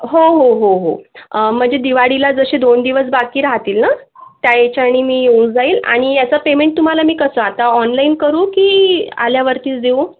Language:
Marathi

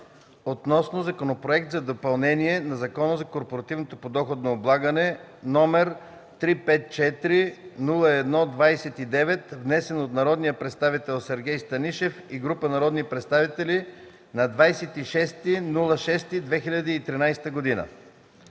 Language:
Bulgarian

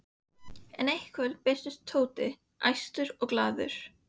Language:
Icelandic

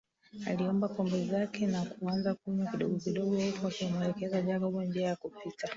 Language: Swahili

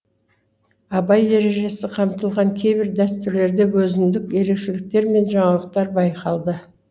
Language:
Kazakh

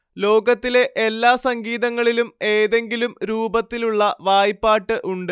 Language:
Malayalam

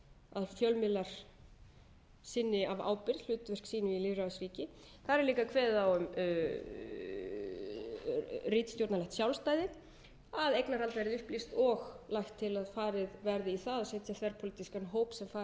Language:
Icelandic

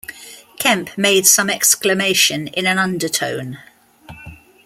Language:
English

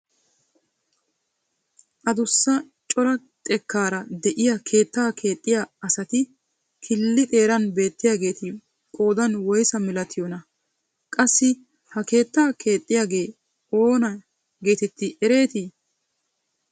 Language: Wolaytta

